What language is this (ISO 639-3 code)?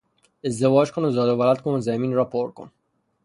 fas